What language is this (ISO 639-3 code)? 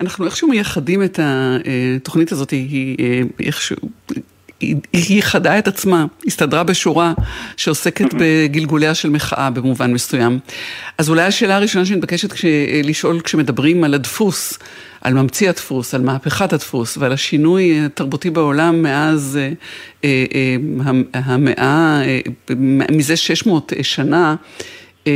heb